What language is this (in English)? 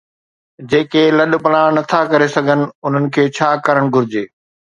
Sindhi